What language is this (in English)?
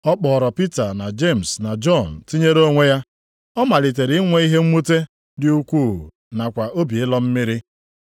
Igbo